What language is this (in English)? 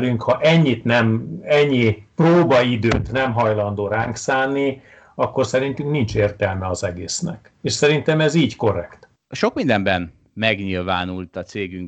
Hungarian